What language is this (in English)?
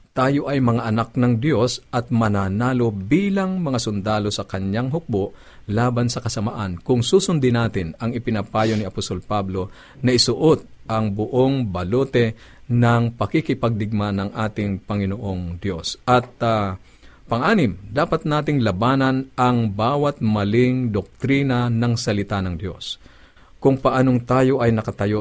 Filipino